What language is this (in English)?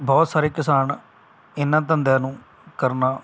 Punjabi